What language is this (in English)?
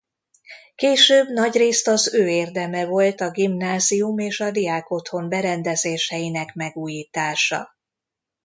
Hungarian